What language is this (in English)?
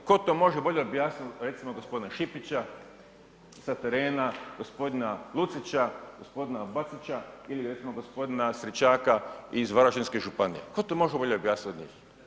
Croatian